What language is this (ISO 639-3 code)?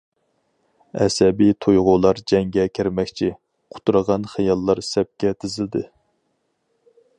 uig